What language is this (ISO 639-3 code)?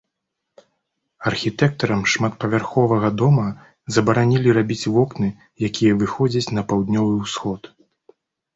bel